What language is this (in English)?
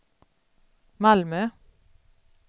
Swedish